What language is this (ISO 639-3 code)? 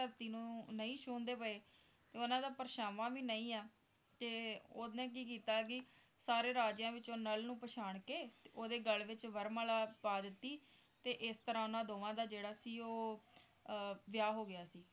pan